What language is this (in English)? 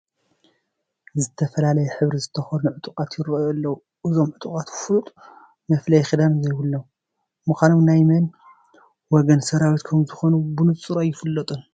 Tigrinya